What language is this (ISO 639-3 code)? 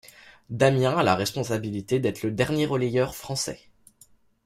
fra